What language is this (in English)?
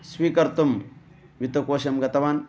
Sanskrit